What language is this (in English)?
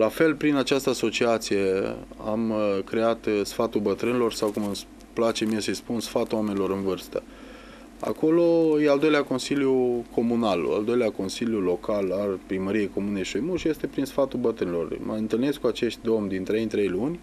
Romanian